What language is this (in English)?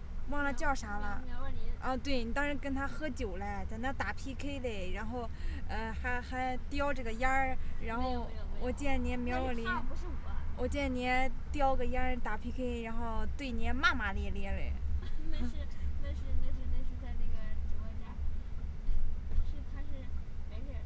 Chinese